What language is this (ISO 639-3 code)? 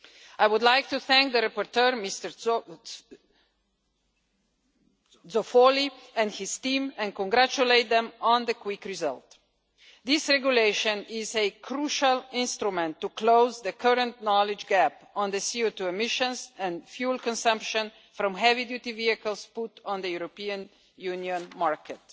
eng